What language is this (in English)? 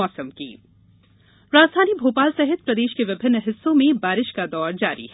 Hindi